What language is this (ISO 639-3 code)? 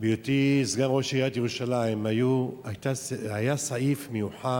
heb